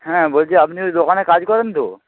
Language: Bangla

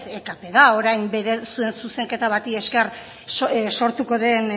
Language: Basque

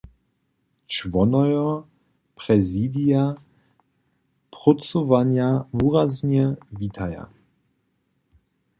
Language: Upper Sorbian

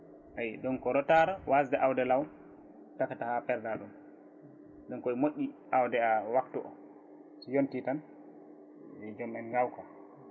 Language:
Fula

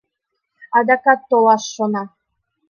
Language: Mari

